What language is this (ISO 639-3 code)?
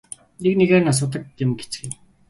mon